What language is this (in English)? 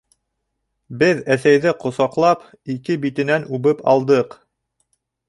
Bashkir